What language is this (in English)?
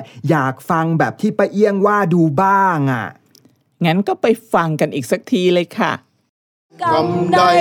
Thai